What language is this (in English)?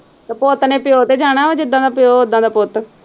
Punjabi